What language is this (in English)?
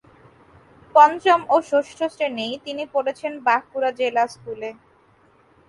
Bangla